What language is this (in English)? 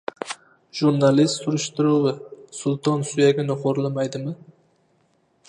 Uzbek